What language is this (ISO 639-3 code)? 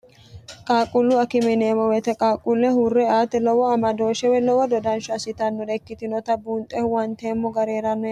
sid